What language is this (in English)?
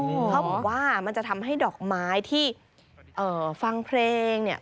Thai